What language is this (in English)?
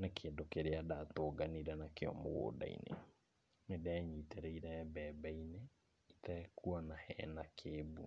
Kikuyu